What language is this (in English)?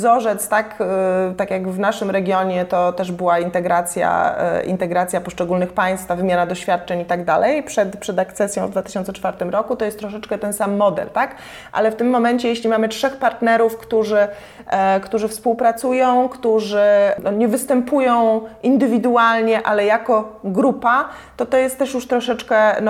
Polish